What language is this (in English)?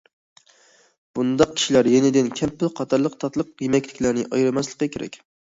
Uyghur